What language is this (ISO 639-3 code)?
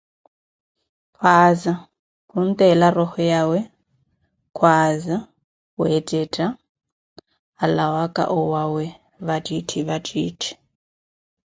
eko